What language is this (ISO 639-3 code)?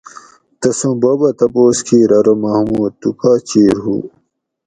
gwc